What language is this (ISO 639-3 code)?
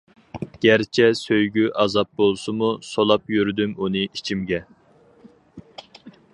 uig